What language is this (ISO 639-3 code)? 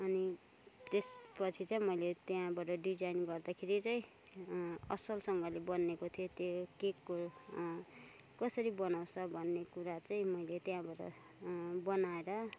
nep